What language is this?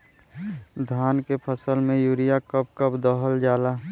Bhojpuri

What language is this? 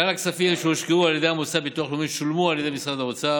Hebrew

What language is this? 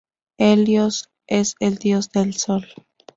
Spanish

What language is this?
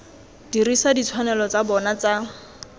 Tswana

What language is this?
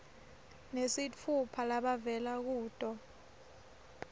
Swati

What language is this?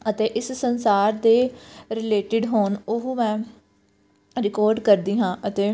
Punjabi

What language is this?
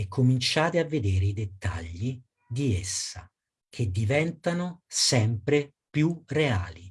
Italian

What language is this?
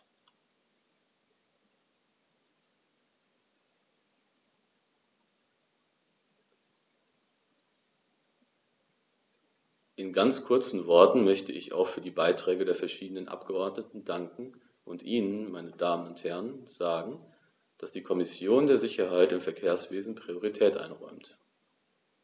German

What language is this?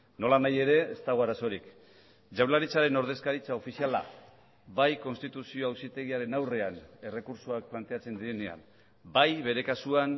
Basque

